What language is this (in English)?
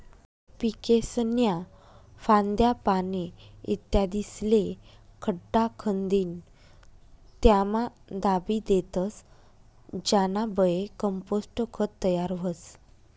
Marathi